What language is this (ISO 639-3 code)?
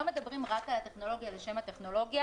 heb